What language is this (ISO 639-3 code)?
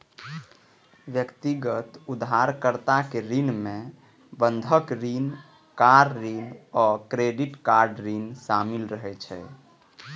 mai